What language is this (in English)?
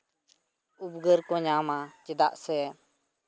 Santali